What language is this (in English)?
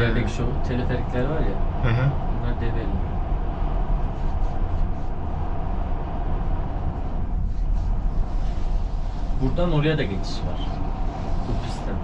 Turkish